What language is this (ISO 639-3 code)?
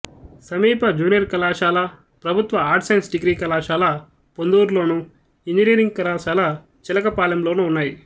tel